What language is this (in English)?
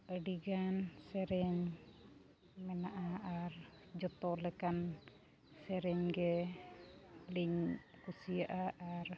Santali